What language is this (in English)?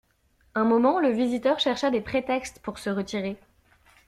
French